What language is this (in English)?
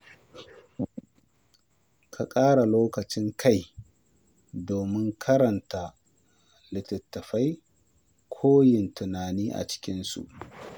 Hausa